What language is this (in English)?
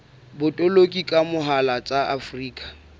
Southern Sotho